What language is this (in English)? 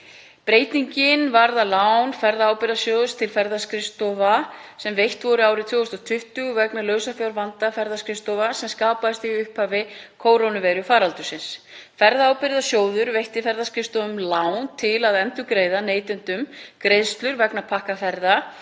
Icelandic